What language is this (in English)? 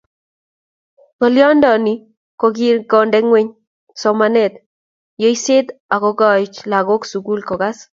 Kalenjin